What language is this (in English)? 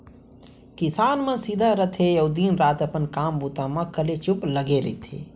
Chhattisgarhi